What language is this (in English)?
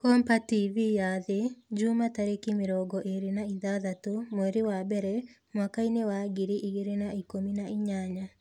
Kikuyu